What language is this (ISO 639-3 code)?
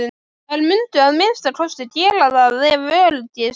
isl